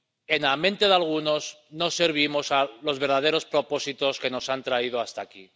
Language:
Spanish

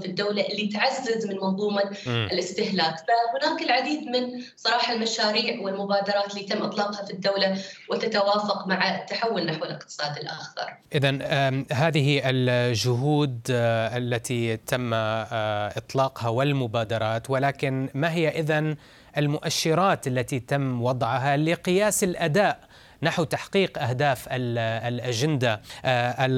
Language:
Arabic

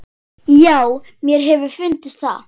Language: Icelandic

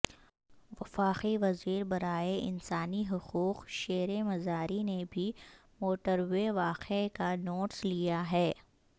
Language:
Urdu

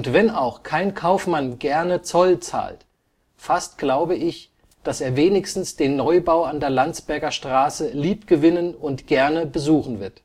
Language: German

